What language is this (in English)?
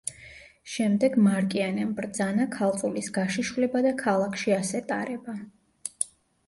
Georgian